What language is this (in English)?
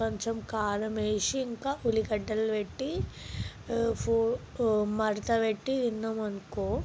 Telugu